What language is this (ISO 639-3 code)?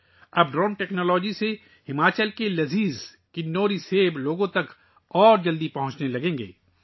urd